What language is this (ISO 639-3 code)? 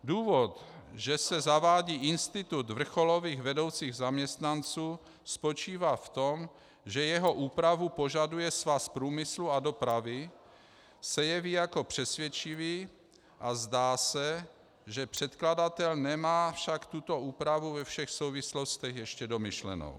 ces